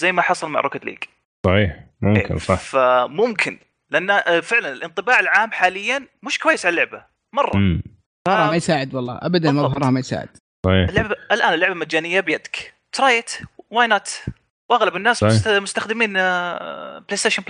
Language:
Arabic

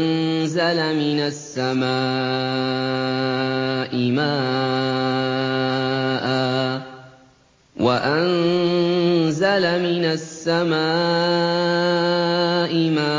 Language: Arabic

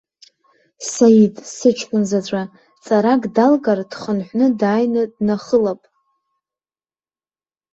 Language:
Abkhazian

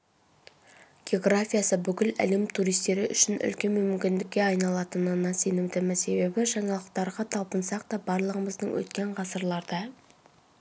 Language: Kazakh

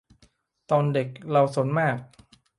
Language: Thai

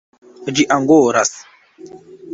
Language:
Esperanto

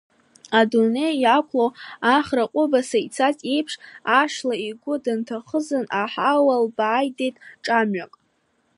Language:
Abkhazian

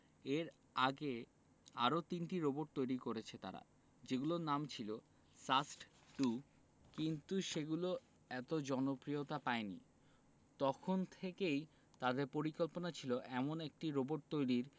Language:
Bangla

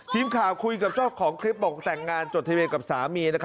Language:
Thai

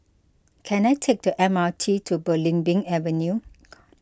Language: English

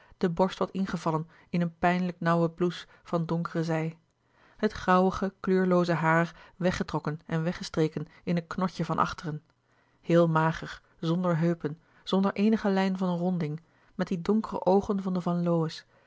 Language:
Dutch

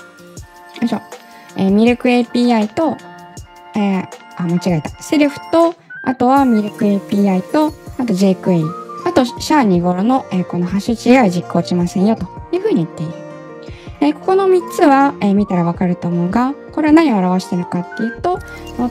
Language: Japanese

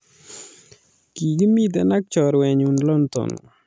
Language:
Kalenjin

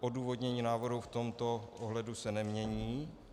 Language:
Czech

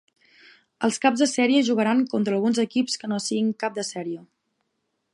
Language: Catalan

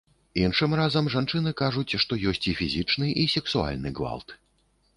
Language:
Belarusian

